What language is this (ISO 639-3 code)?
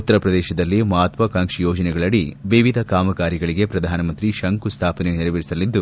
kan